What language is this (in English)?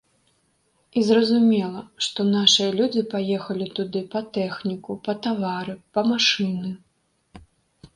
Belarusian